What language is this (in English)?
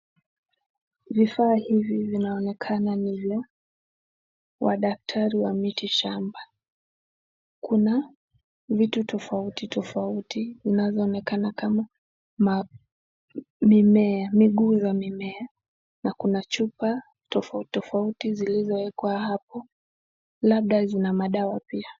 Swahili